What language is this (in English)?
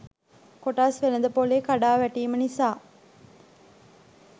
Sinhala